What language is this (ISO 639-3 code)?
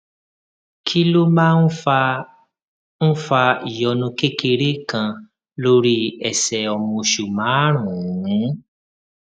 yor